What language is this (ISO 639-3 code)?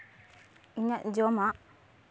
sat